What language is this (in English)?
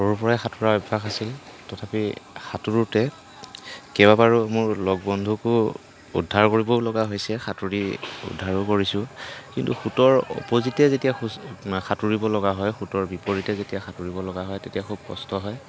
Assamese